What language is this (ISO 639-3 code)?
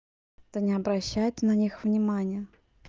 rus